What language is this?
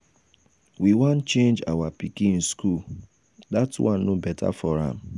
Nigerian Pidgin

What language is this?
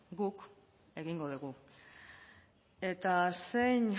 Basque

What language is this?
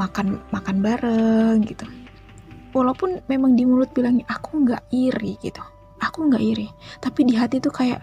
Indonesian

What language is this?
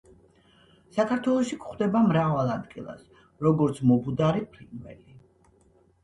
Georgian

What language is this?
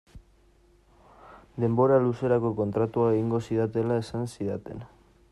Basque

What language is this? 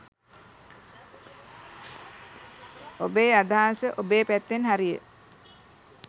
Sinhala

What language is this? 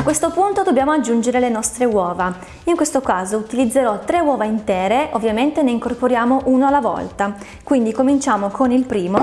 Italian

